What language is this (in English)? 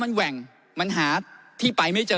Thai